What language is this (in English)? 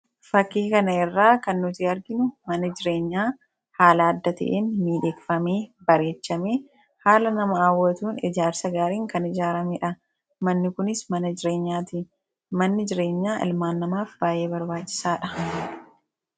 Oromo